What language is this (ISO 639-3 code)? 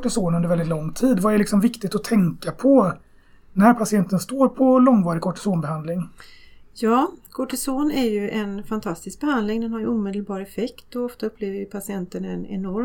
swe